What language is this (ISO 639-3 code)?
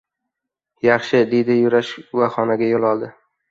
uzb